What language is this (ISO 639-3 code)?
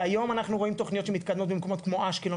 heb